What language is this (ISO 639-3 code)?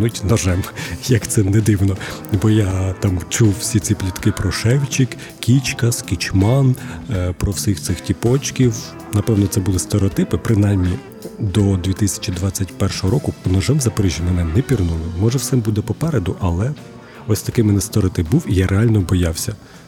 ukr